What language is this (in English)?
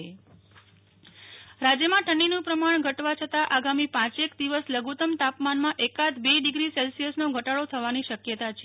Gujarati